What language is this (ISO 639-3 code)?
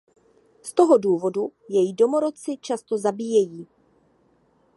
ces